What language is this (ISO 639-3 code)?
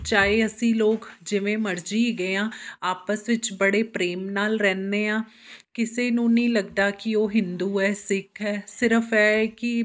pan